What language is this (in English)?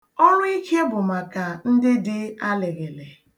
Igbo